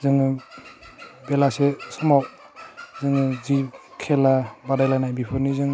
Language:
Bodo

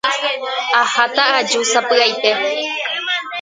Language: Guarani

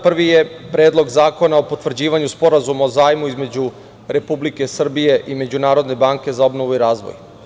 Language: Serbian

